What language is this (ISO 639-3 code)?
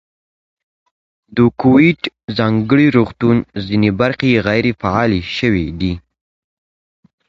pus